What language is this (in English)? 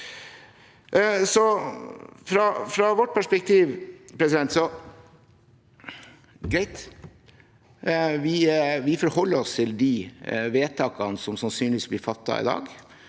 Norwegian